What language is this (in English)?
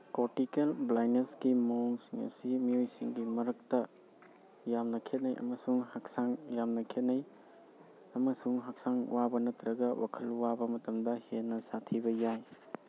Manipuri